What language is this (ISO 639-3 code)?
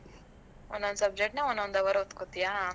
kan